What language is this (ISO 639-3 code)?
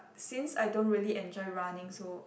eng